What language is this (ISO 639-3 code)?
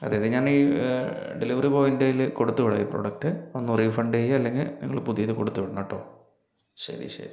mal